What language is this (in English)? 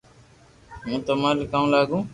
Loarki